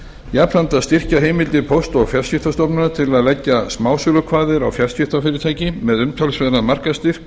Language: Icelandic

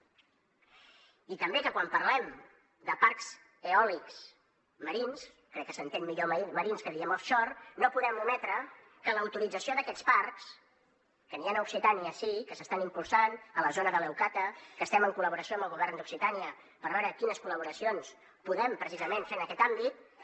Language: Catalan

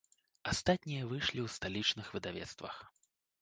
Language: Belarusian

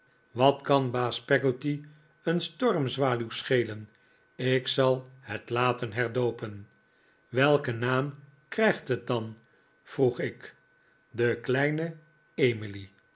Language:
Dutch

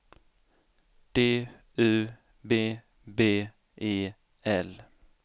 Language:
Swedish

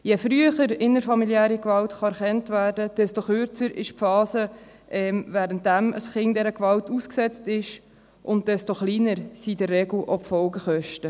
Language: Swiss German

